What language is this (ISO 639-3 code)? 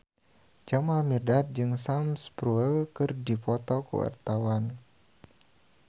sun